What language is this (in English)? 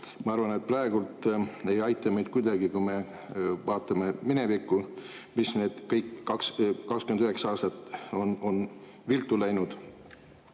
Estonian